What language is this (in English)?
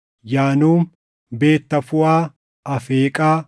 Oromo